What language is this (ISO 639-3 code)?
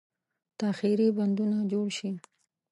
pus